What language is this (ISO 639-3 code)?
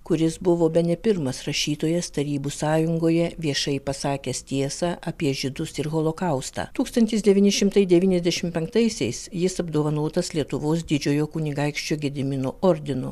lit